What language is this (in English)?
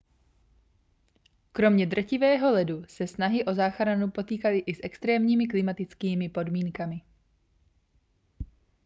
Czech